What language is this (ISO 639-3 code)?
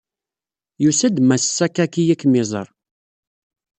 kab